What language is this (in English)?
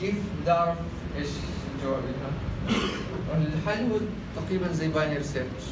Arabic